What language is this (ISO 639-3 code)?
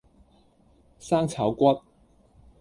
yue